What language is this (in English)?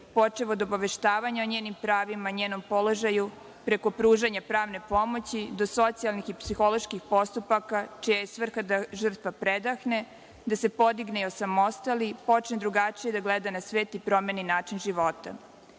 Serbian